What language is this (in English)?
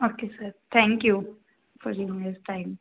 Punjabi